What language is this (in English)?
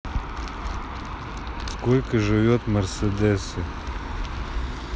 Russian